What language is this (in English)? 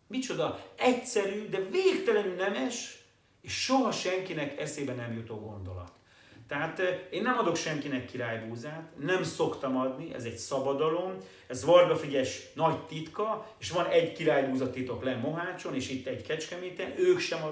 Hungarian